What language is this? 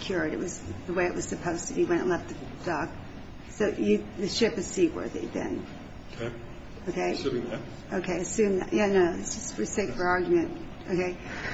English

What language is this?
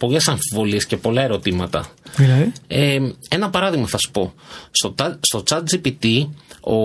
Greek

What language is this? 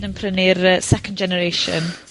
Welsh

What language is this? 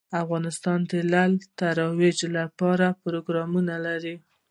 Pashto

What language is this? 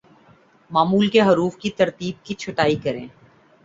Urdu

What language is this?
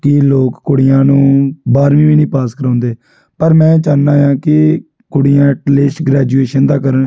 Punjabi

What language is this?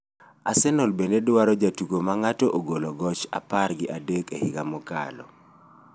Luo (Kenya and Tanzania)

